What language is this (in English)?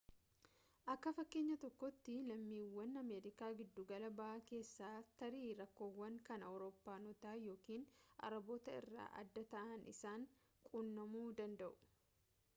Oromo